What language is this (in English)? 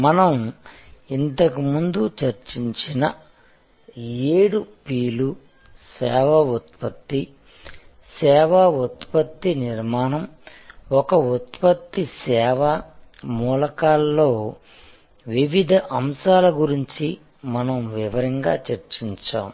Telugu